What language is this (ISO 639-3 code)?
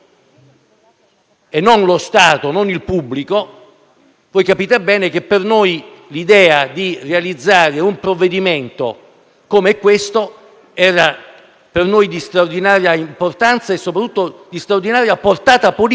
ita